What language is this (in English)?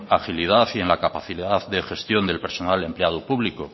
Spanish